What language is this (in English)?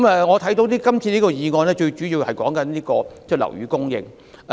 Cantonese